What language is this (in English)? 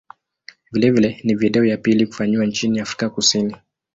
Swahili